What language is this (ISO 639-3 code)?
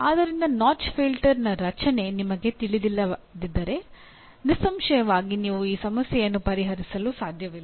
kan